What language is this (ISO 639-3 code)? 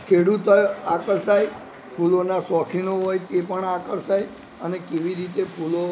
guj